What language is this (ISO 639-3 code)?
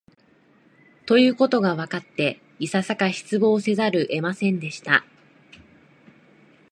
jpn